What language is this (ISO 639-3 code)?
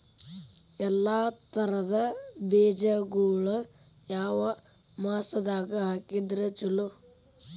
kan